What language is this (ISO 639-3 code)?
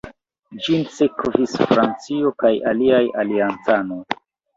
epo